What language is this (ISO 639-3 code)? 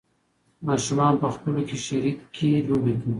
pus